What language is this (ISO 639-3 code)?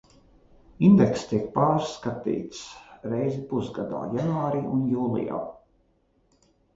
lav